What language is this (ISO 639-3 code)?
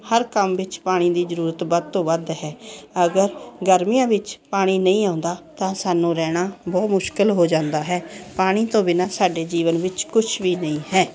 pan